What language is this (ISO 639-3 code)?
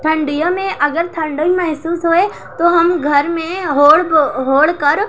urd